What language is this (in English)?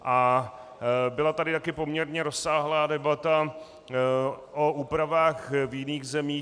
Czech